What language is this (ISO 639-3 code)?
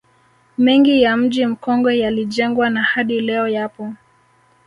swa